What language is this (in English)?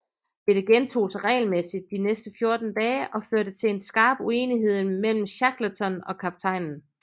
Danish